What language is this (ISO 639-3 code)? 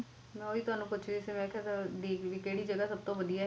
pan